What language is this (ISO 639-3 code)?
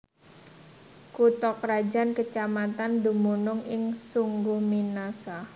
jav